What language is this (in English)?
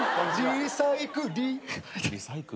Japanese